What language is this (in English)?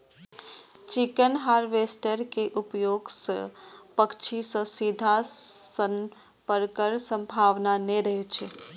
Maithili